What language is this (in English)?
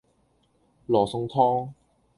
Cantonese